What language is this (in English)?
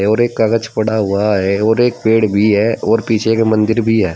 Hindi